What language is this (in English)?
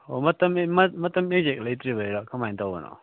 Manipuri